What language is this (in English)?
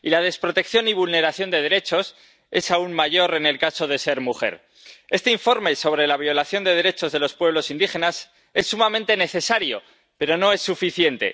Spanish